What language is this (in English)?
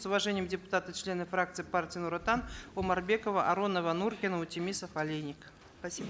Kazakh